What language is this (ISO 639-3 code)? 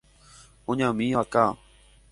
grn